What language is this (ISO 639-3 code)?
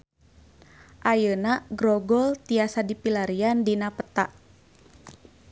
sun